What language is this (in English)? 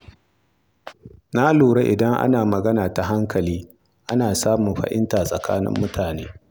Hausa